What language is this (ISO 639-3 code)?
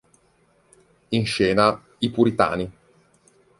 ita